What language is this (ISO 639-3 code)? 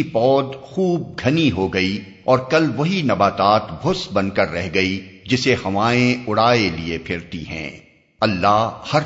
urd